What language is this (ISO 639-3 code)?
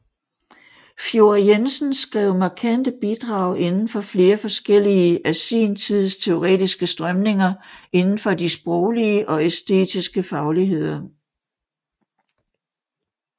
dan